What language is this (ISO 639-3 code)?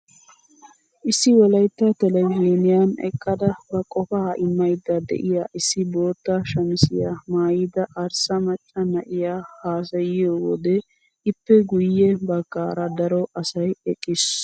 wal